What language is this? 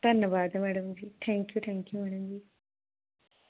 Punjabi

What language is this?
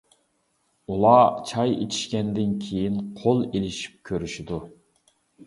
Uyghur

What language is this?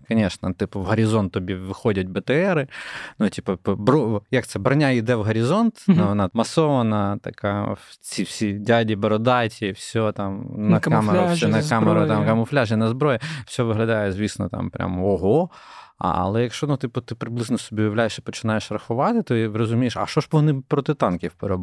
Ukrainian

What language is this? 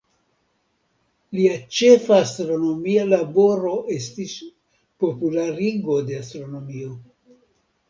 Esperanto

